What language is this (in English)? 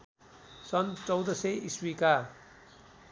Nepali